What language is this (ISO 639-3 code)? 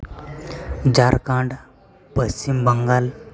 sat